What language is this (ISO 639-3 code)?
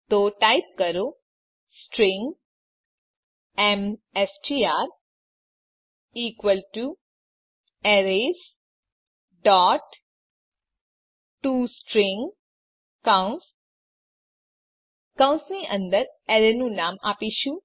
guj